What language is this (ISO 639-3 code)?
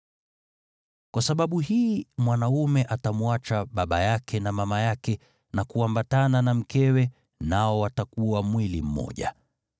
swa